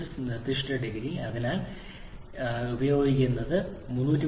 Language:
Malayalam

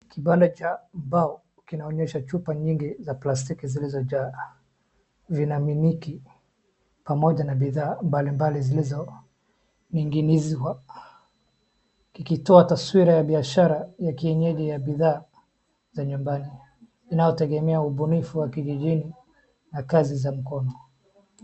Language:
Swahili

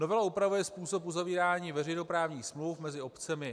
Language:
Czech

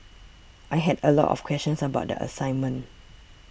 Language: English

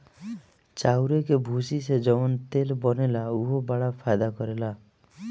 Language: Bhojpuri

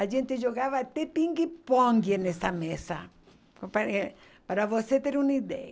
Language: Portuguese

